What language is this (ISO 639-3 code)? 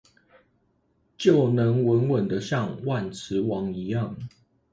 zho